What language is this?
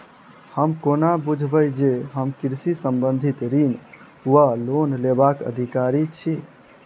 Maithili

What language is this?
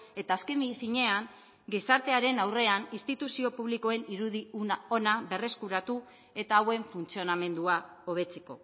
Basque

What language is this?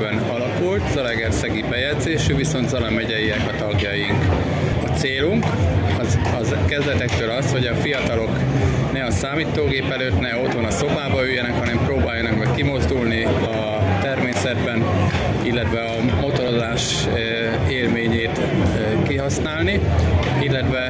Hungarian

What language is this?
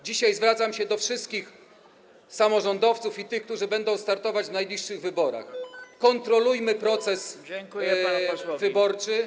Polish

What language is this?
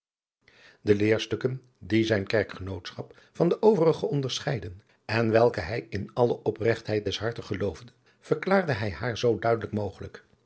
Dutch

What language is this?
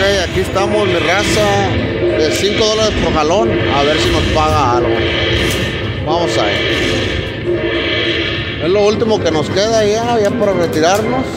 Spanish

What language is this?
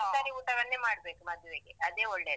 Kannada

